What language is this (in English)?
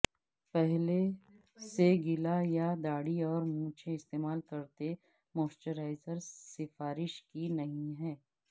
Urdu